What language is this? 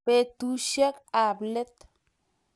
Kalenjin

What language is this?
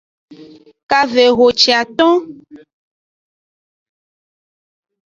Aja (Benin)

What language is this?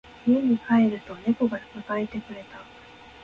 Japanese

